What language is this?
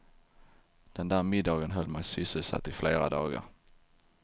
Swedish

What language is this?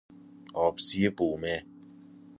Persian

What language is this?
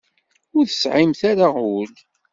Kabyle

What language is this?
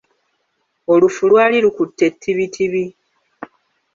Ganda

